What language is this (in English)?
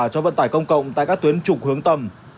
Vietnamese